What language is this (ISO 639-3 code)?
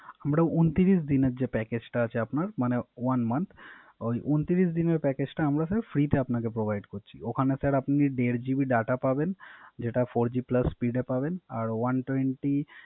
ben